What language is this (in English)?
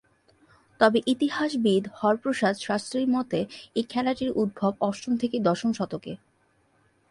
Bangla